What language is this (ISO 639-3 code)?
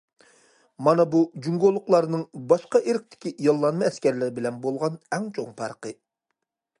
uig